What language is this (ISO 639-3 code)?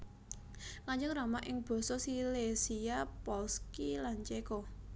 jav